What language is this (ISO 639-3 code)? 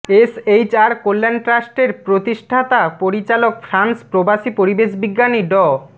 ben